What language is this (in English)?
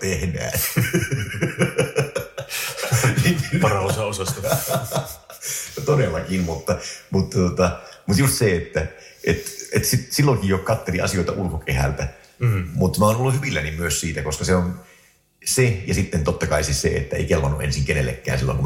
Finnish